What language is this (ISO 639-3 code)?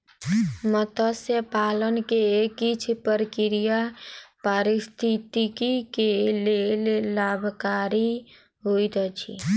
mai